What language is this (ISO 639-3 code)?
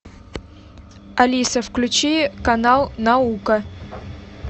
rus